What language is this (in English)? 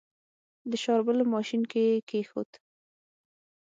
Pashto